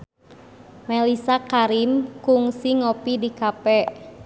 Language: Sundanese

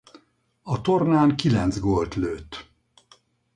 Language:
Hungarian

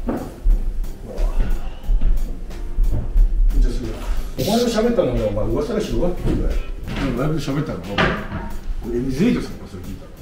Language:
Japanese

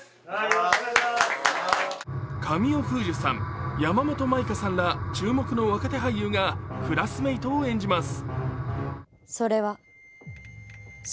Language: Japanese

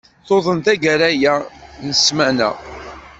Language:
Kabyle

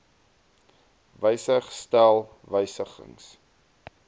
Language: Afrikaans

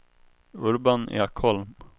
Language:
Swedish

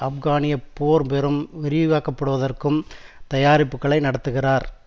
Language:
Tamil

